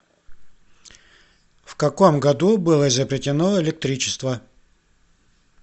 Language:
Russian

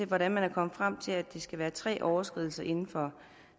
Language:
Danish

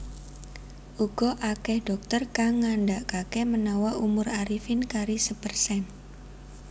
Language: Javanese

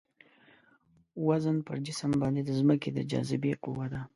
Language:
Pashto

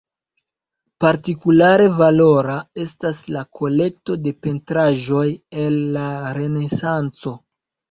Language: Esperanto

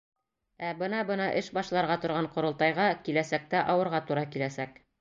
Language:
Bashkir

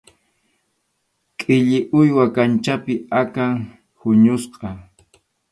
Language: Arequipa-La Unión Quechua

